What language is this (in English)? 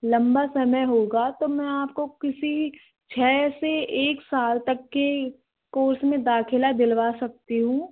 Hindi